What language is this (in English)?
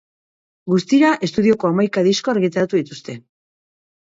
Basque